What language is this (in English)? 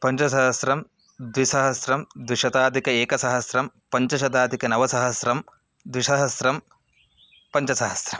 Sanskrit